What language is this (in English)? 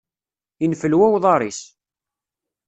Kabyle